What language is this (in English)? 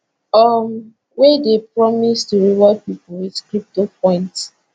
Nigerian Pidgin